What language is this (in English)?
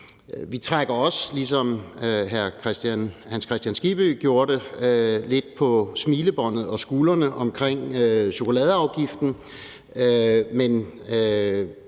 Danish